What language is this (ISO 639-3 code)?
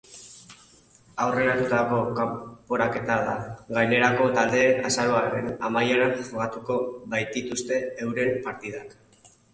eus